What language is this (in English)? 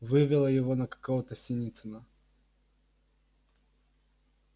Russian